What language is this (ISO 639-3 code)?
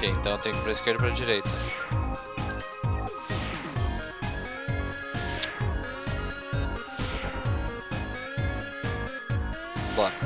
por